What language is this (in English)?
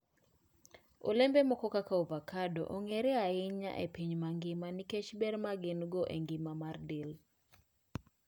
Luo (Kenya and Tanzania)